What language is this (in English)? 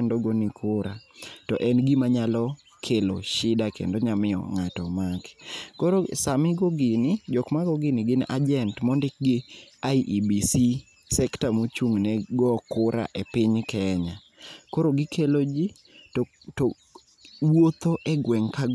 Luo (Kenya and Tanzania)